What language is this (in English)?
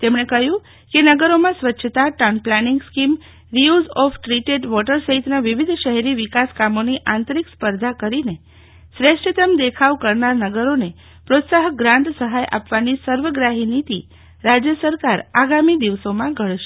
Gujarati